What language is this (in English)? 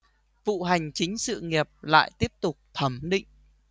Vietnamese